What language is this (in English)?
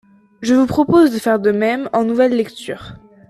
French